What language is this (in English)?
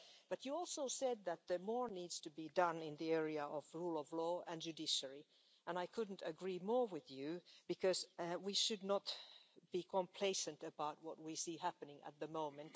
English